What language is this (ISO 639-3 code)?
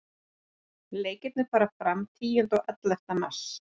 isl